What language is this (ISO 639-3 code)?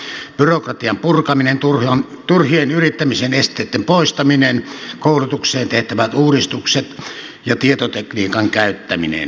fin